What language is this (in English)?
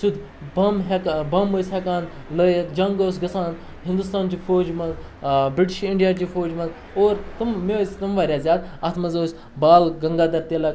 Kashmiri